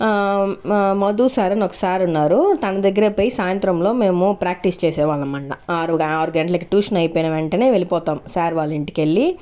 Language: Telugu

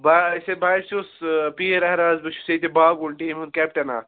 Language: Kashmiri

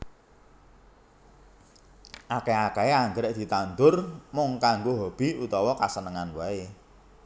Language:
Javanese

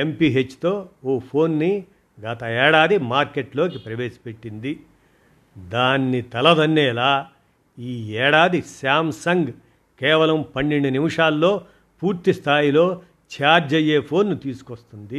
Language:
Telugu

